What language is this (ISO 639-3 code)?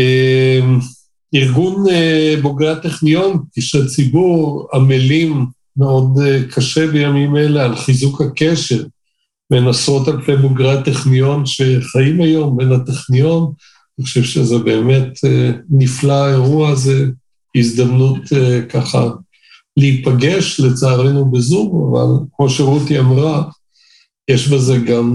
heb